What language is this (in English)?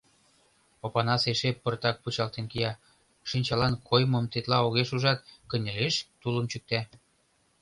Mari